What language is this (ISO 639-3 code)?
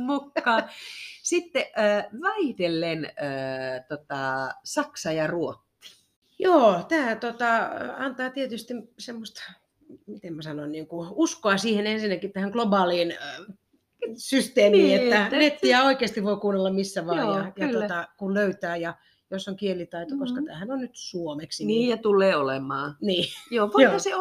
fin